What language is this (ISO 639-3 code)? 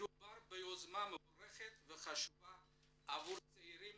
heb